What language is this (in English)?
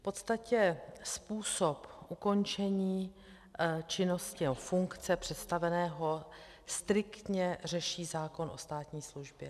Czech